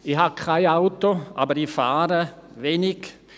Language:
Swiss German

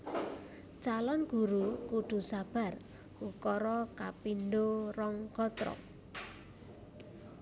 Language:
Javanese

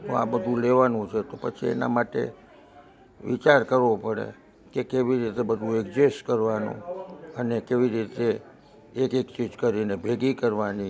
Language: Gujarati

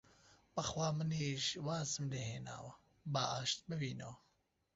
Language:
Central Kurdish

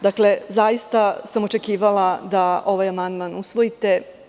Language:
Serbian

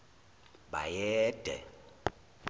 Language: Zulu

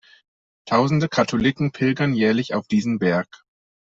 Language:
German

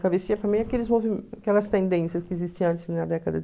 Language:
Portuguese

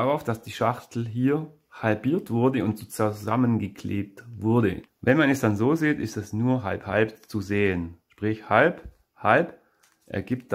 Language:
German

